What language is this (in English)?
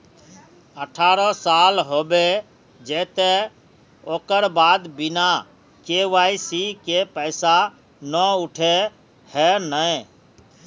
Magahi